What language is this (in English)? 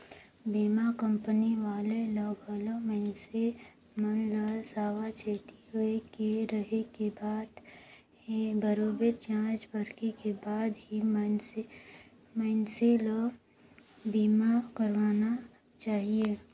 Chhattisgarhi